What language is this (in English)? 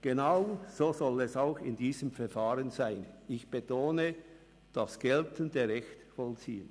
Swiss German